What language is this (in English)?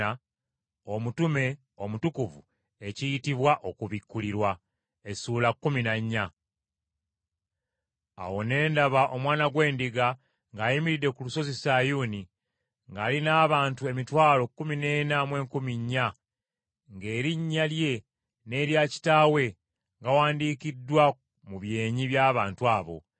Ganda